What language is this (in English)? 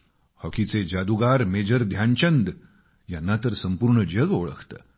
Marathi